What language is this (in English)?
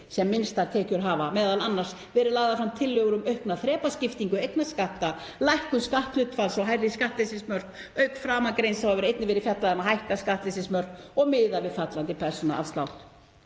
Icelandic